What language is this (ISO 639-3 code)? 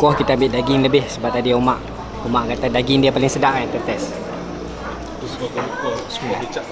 msa